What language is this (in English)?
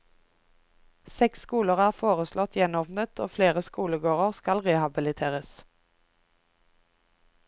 Norwegian